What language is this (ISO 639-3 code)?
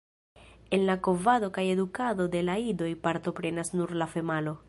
epo